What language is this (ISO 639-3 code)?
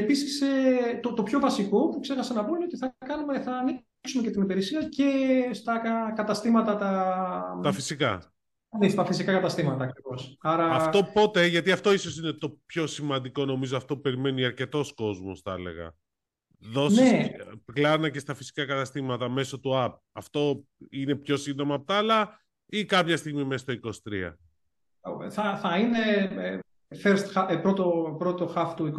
ell